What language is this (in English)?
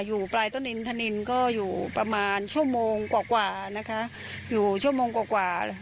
Thai